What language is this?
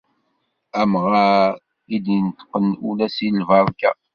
Kabyle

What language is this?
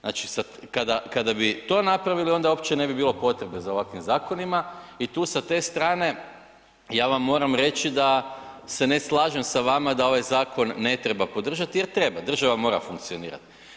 Croatian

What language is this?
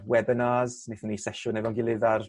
Welsh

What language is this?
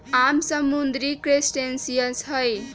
Magahi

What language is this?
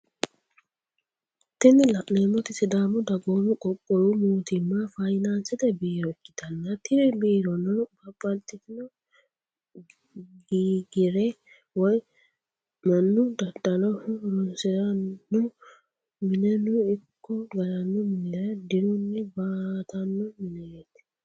Sidamo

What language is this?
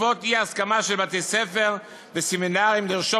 Hebrew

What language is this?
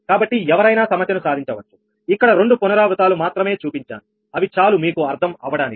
Telugu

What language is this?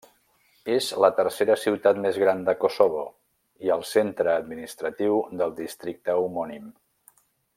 Catalan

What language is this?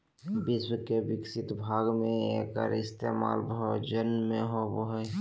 Magahi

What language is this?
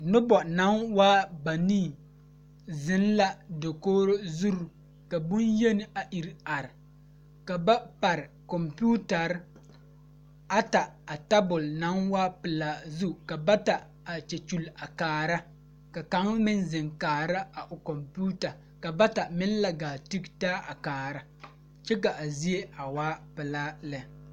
Southern Dagaare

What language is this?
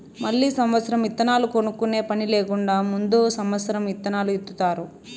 Telugu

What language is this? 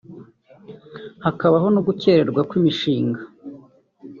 Kinyarwanda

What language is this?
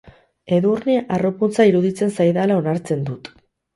Basque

